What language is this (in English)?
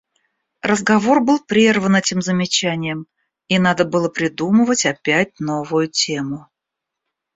Russian